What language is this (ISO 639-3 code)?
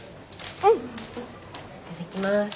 jpn